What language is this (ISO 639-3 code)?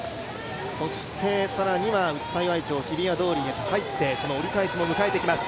jpn